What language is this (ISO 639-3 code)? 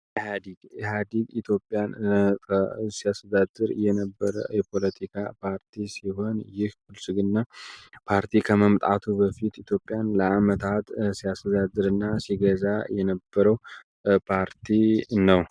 amh